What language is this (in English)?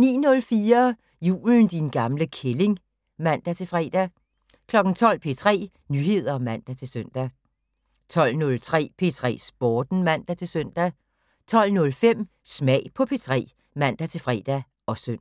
Danish